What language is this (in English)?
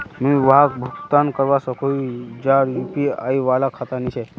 Magahi